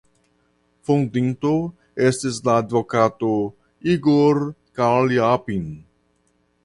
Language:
Esperanto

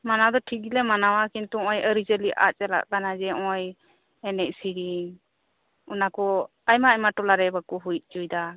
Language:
Santali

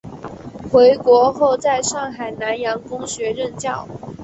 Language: Chinese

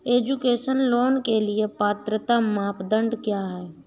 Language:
Hindi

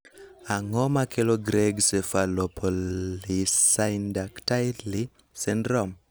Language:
Luo (Kenya and Tanzania)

